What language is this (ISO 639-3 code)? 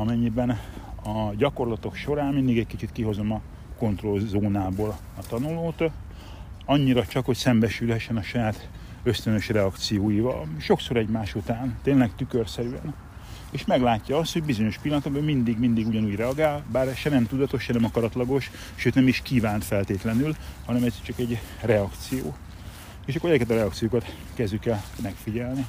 hun